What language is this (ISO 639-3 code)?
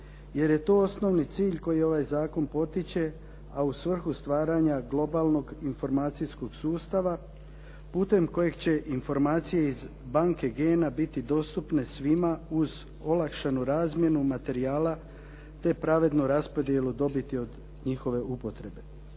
hrv